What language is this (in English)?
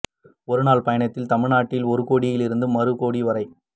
Tamil